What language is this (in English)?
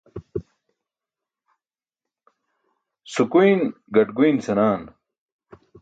Burushaski